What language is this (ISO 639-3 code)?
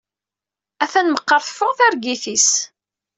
kab